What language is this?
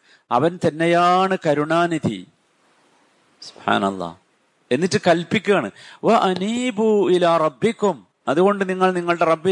Malayalam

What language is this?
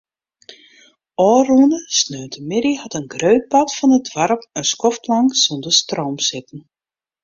Western Frisian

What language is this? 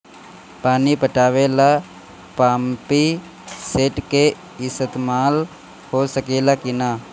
Bhojpuri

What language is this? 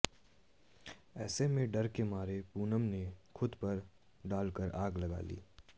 Hindi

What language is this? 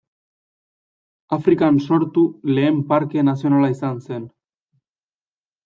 Basque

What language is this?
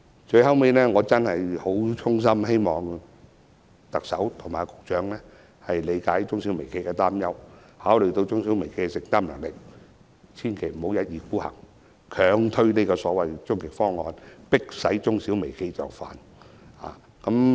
Cantonese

